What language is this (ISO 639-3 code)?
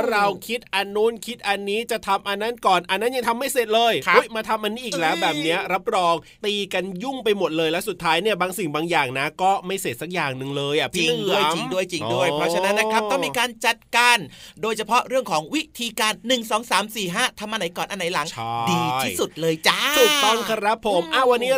tha